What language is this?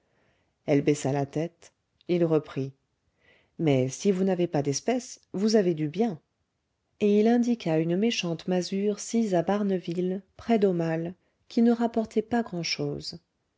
French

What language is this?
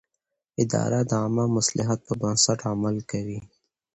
Pashto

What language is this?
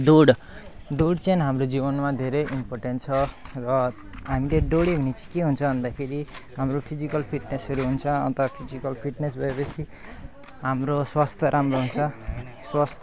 Nepali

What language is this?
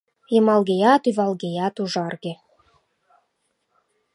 Mari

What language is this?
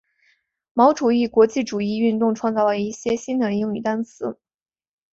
Chinese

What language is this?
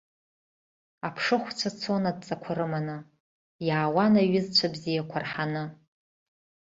Abkhazian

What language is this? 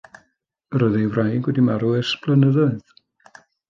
Welsh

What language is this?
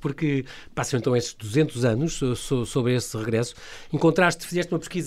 Portuguese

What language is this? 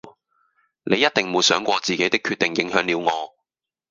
Cantonese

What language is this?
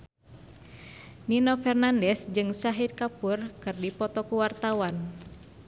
Sundanese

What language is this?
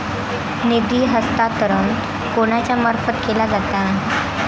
Marathi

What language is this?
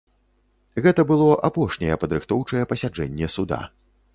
Belarusian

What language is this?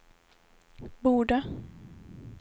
Swedish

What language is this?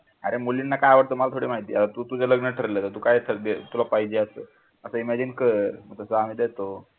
Marathi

